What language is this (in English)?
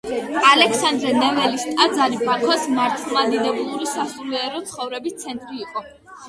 Georgian